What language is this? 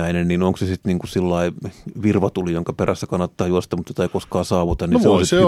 Finnish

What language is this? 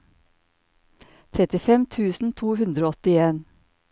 Norwegian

